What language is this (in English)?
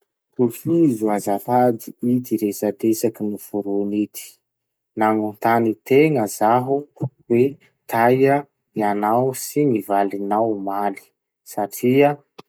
Masikoro Malagasy